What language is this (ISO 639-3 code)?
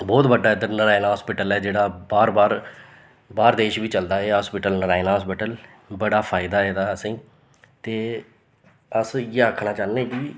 doi